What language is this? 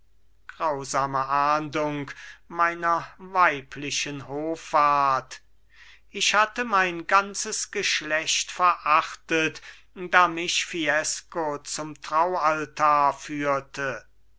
German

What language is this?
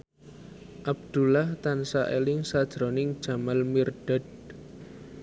Javanese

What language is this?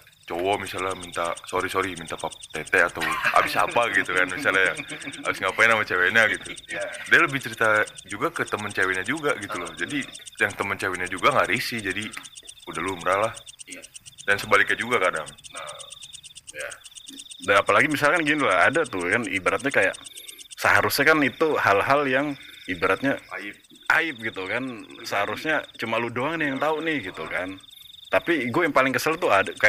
Indonesian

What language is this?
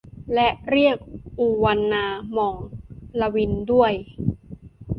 Thai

